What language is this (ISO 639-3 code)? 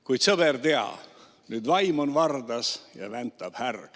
est